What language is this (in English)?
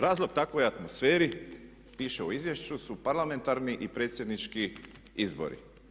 Croatian